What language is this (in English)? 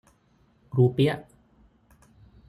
Thai